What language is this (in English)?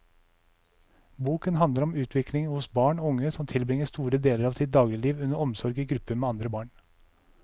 Norwegian